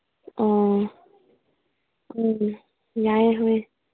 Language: Manipuri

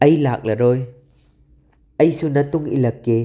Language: Manipuri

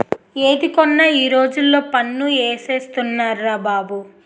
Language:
Telugu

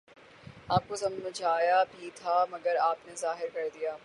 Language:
Urdu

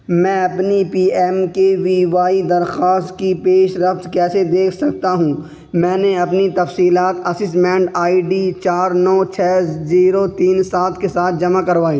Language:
Urdu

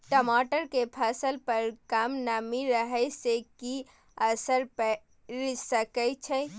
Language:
Maithili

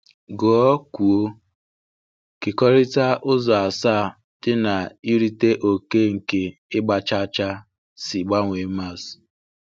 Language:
Igbo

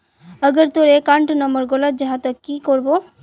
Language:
Magahi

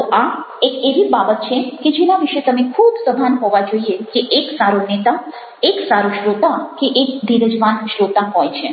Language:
Gujarati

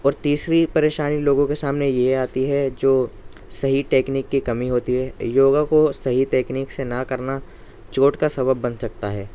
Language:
Urdu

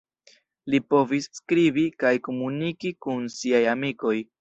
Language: Esperanto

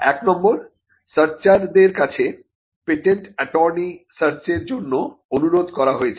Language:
Bangla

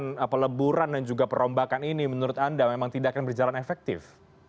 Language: Indonesian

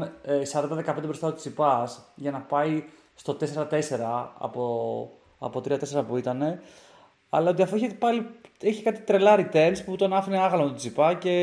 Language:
Greek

